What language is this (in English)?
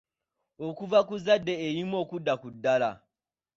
Ganda